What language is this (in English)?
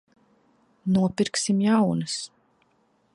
Latvian